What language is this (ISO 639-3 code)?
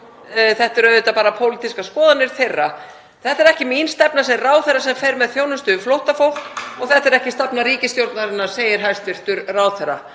isl